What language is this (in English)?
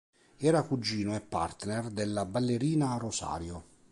Italian